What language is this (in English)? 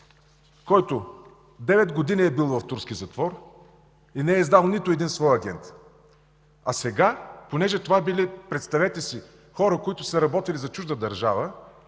Bulgarian